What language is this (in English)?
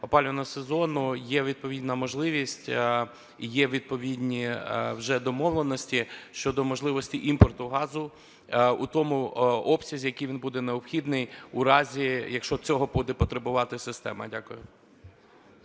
Ukrainian